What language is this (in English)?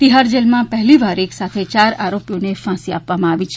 Gujarati